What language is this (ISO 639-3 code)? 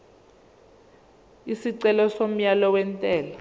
zul